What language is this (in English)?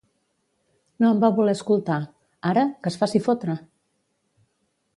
Catalan